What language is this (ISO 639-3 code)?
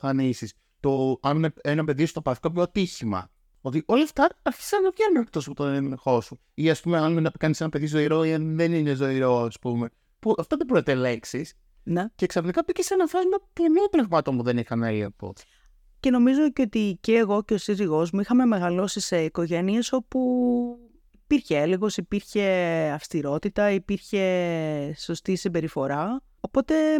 ell